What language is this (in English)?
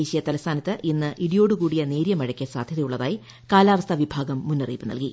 Malayalam